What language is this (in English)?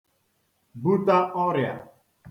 Igbo